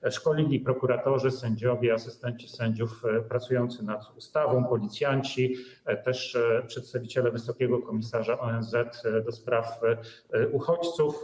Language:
Polish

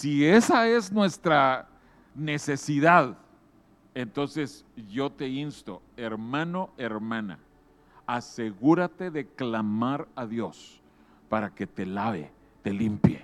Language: Spanish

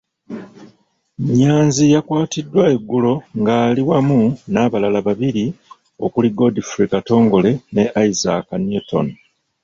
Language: Ganda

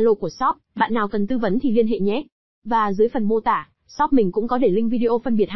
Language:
Vietnamese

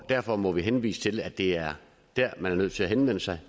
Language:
Danish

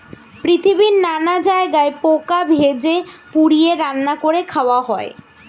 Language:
Bangla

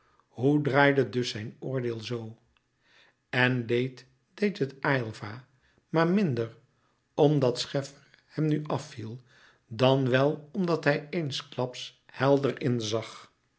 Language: Dutch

